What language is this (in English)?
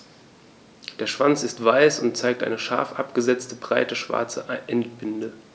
German